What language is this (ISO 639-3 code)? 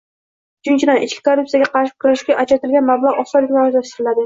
uzb